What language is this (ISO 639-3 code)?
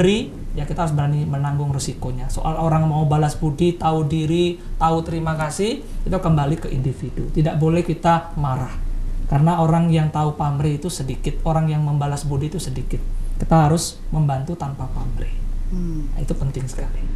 ind